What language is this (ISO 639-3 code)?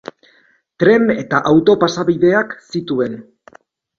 eus